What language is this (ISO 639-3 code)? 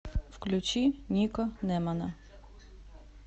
rus